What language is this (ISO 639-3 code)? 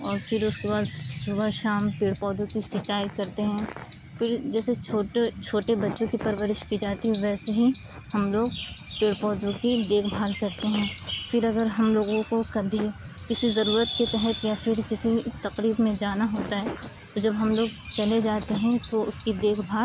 urd